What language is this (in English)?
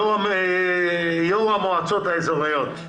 Hebrew